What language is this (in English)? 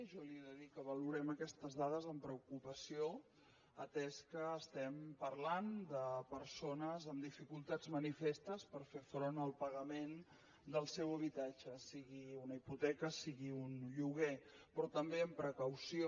Catalan